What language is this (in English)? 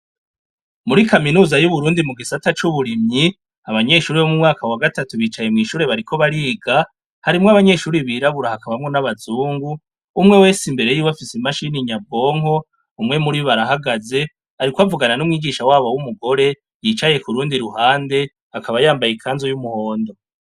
Rundi